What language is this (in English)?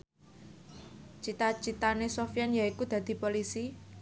Javanese